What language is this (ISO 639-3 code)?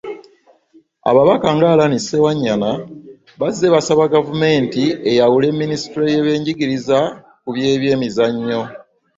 lug